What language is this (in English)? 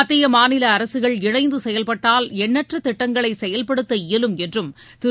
Tamil